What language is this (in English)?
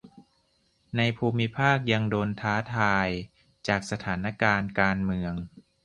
Thai